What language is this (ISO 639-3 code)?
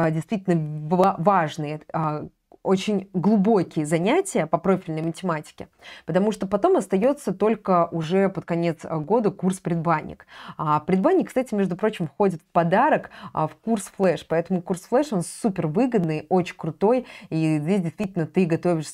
rus